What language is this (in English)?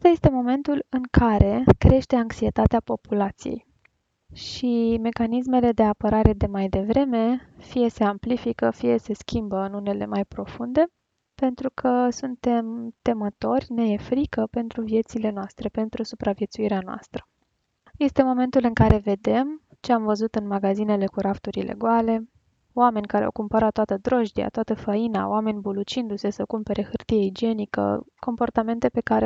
Romanian